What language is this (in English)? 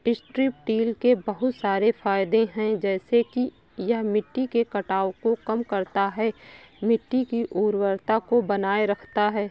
Hindi